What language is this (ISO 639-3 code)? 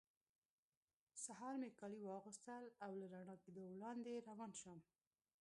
pus